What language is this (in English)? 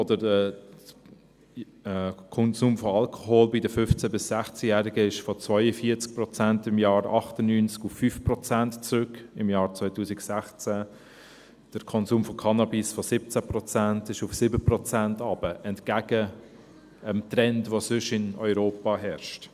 Swiss German